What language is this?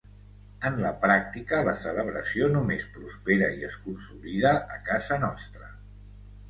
Catalan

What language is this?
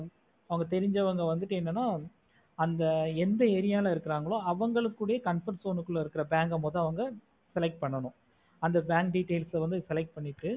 Tamil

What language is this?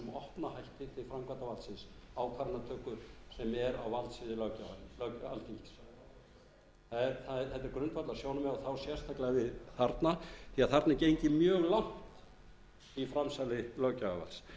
Icelandic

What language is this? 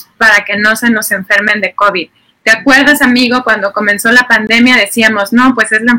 Spanish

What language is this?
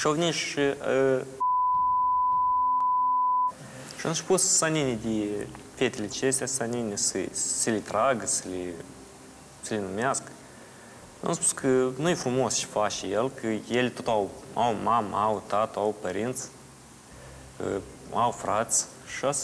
Romanian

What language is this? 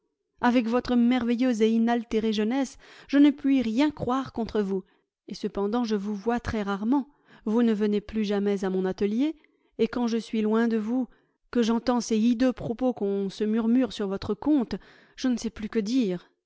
French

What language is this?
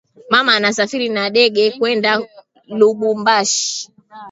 Swahili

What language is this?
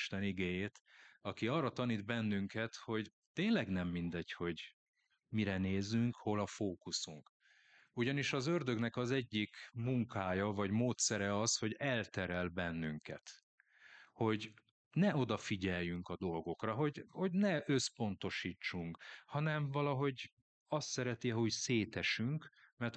Hungarian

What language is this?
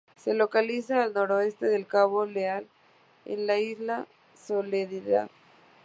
Spanish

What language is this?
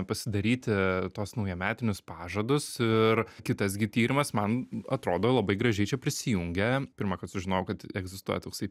Lithuanian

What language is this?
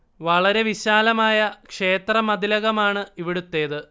Malayalam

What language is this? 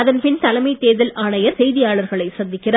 Tamil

